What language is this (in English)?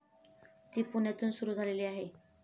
Marathi